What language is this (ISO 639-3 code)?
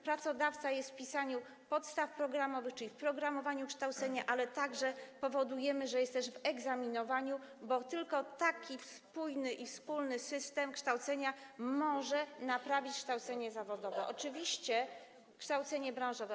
pol